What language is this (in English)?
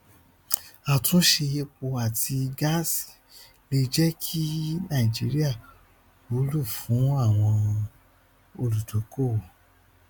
Yoruba